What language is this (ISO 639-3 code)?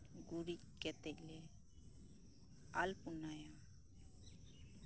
sat